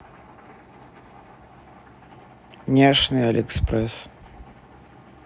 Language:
Russian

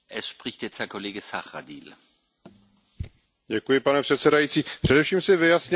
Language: Czech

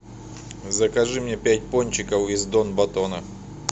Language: Russian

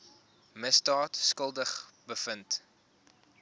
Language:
Afrikaans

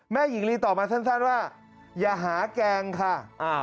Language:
Thai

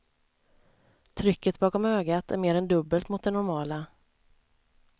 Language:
Swedish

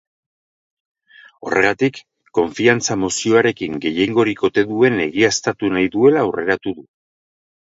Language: Basque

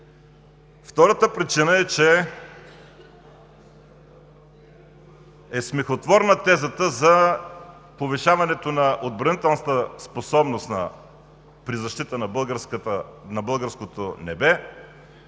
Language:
Bulgarian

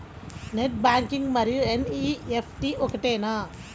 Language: Telugu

